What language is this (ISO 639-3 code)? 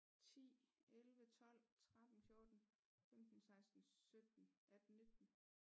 dan